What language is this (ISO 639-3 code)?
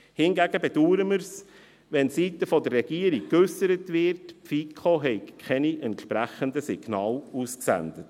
gsw